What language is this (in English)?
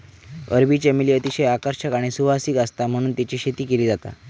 Marathi